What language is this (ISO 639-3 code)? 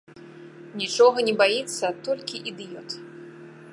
bel